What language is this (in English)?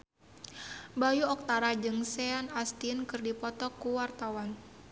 Sundanese